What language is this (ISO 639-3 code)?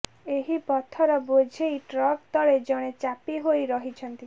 ori